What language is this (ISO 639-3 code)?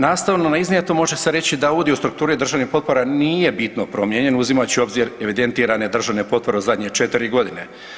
hrv